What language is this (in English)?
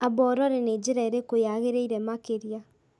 Kikuyu